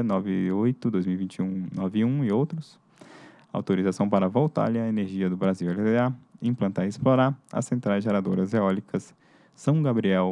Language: Portuguese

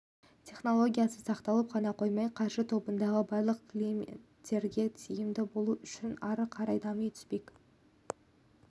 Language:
Kazakh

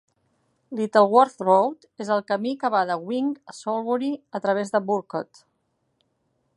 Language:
Catalan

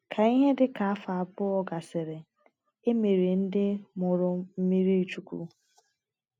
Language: Igbo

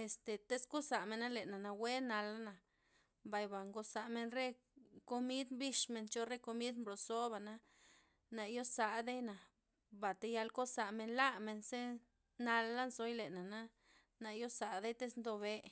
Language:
Loxicha Zapotec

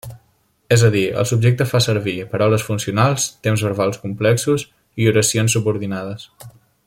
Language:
Catalan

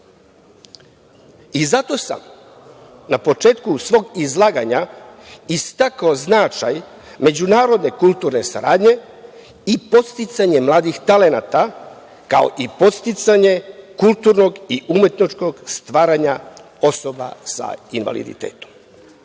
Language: Serbian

